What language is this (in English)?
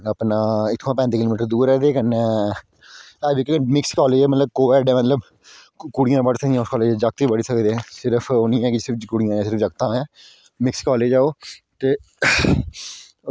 Dogri